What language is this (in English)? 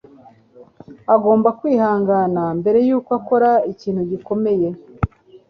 Kinyarwanda